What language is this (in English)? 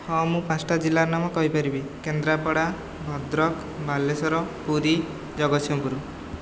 Odia